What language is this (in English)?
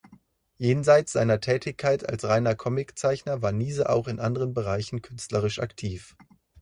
German